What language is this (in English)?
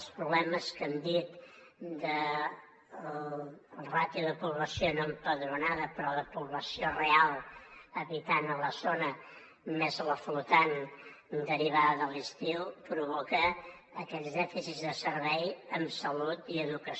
Catalan